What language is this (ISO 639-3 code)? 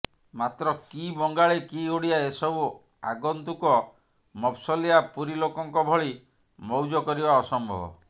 ori